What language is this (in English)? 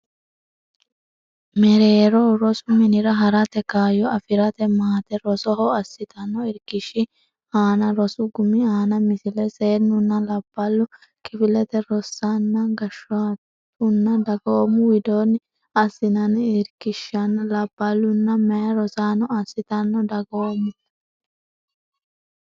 Sidamo